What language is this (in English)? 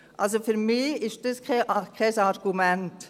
Swiss German